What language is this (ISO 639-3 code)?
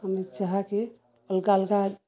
ori